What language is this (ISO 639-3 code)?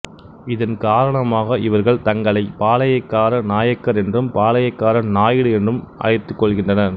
tam